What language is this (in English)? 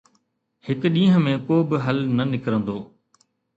Sindhi